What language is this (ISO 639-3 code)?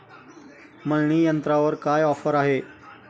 mar